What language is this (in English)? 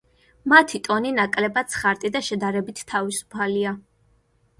Georgian